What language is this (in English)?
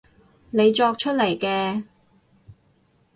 Cantonese